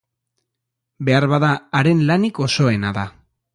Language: Basque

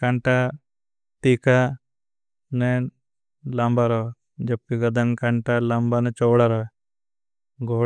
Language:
Bhili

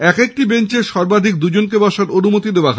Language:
Bangla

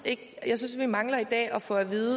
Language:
Danish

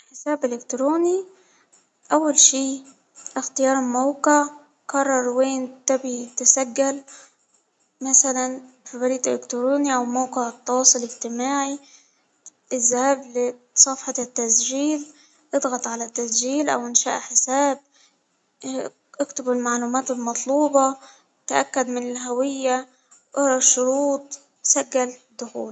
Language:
Hijazi Arabic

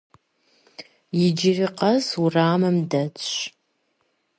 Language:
Kabardian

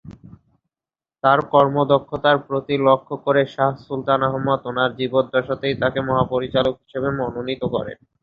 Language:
Bangla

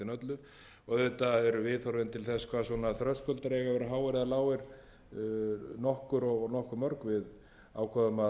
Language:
Icelandic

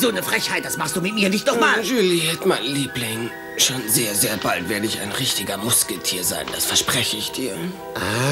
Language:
German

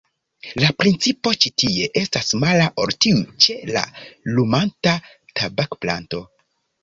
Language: Esperanto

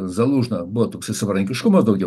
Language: Lithuanian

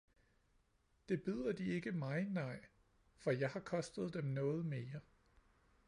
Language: Danish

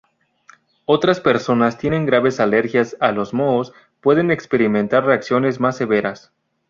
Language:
Spanish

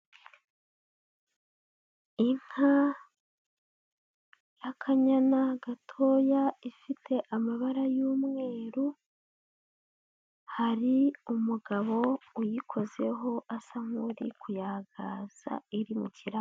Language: Kinyarwanda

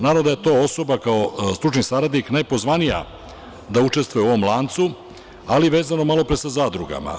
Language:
Serbian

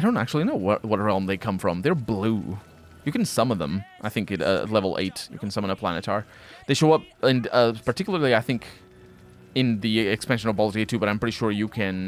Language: English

